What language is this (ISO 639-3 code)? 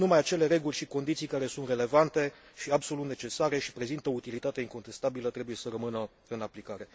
ron